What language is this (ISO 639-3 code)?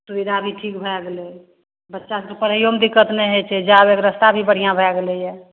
mai